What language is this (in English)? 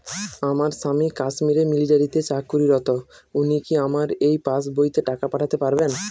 Bangla